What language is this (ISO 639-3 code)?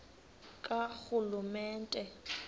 xho